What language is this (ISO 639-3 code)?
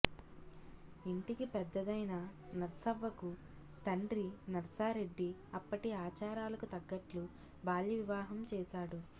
tel